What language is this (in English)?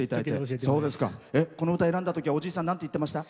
Japanese